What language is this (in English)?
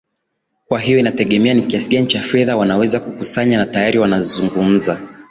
Swahili